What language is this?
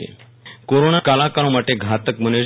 Gujarati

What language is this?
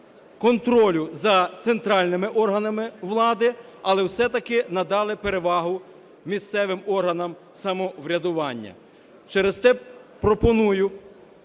Ukrainian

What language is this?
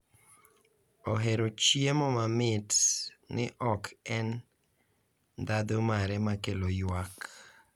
Luo (Kenya and Tanzania)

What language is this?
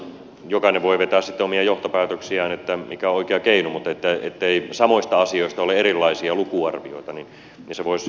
Finnish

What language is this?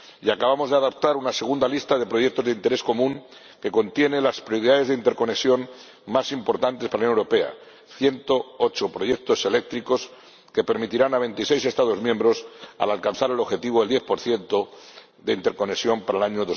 Spanish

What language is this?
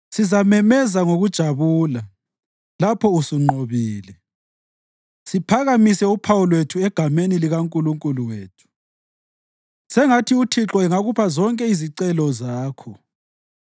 North Ndebele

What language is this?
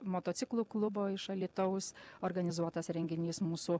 Lithuanian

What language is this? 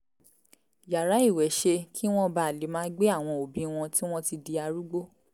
Yoruba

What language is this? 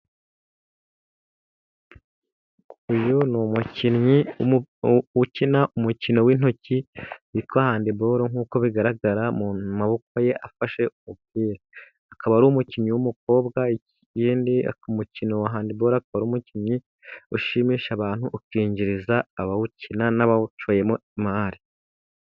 Kinyarwanda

